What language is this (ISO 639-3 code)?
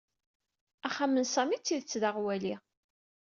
kab